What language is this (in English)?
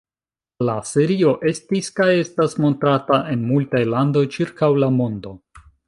Esperanto